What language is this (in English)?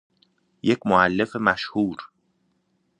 Persian